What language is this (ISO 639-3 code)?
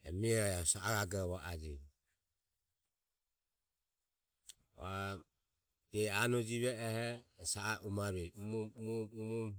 aom